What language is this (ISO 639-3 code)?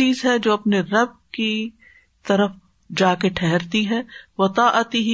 urd